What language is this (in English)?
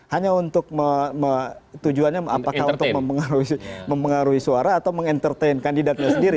Indonesian